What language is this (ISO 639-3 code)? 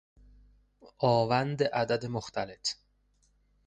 fas